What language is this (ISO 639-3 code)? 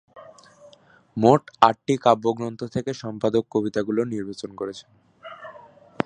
ben